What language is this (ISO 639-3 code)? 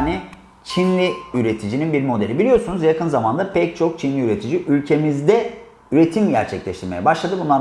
tur